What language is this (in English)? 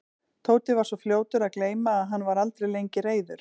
Icelandic